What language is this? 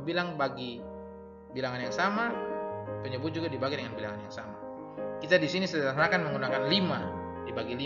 Indonesian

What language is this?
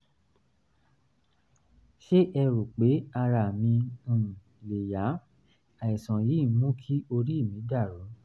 Yoruba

